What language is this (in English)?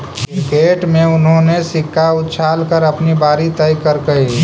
Magahi